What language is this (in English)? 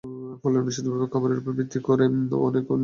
Bangla